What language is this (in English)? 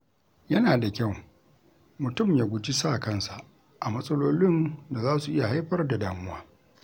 Hausa